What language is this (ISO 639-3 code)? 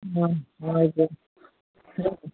nep